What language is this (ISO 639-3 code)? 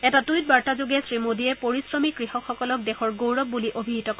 asm